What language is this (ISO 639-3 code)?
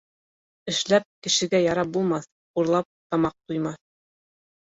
bak